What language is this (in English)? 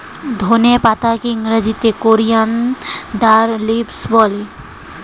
Bangla